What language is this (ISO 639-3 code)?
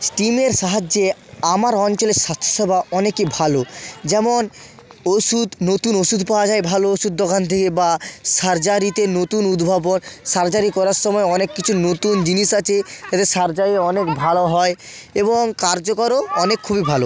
ben